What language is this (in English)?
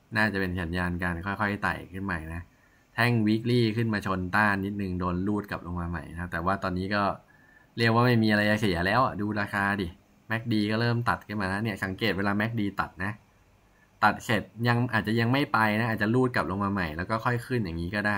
Thai